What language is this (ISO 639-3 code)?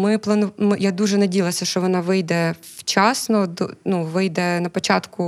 ukr